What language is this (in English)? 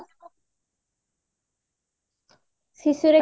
Odia